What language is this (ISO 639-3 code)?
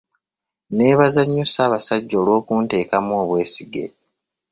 lug